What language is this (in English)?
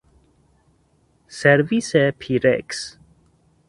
Persian